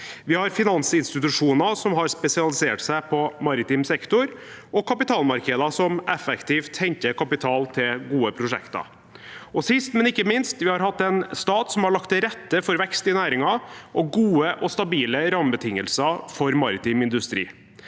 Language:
Norwegian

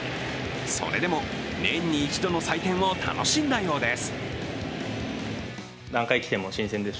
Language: Japanese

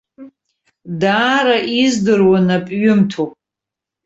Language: Abkhazian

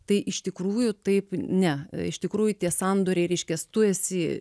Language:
Lithuanian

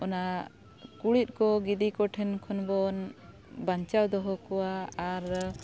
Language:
Santali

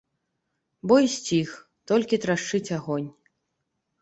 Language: Belarusian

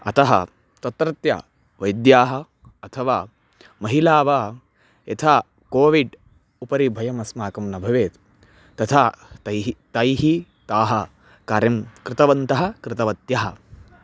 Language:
Sanskrit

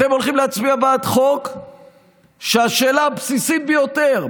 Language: Hebrew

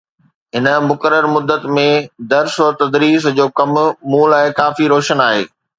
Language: Sindhi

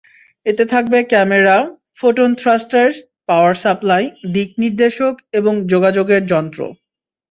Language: Bangla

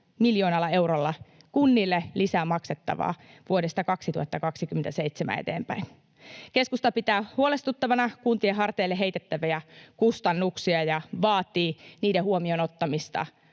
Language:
Finnish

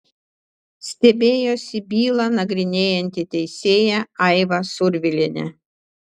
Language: Lithuanian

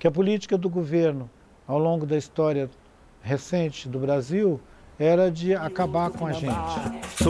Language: Portuguese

